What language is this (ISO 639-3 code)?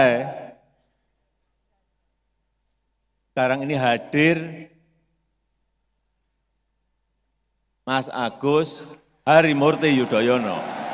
ind